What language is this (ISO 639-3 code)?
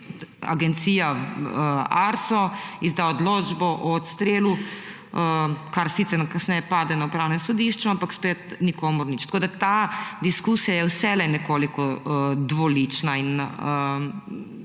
slv